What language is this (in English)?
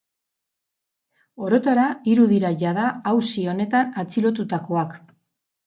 Basque